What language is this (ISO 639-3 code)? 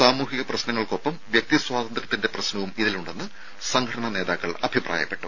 mal